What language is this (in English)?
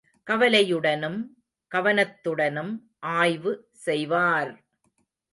Tamil